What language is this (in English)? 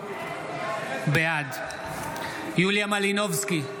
Hebrew